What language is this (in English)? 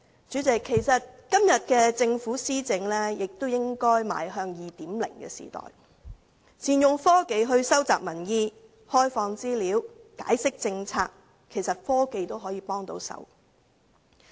Cantonese